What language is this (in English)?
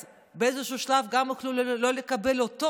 Hebrew